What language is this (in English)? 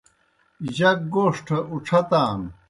Kohistani Shina